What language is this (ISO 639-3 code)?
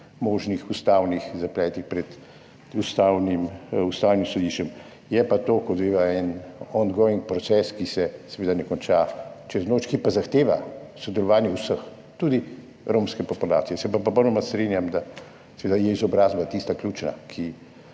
slv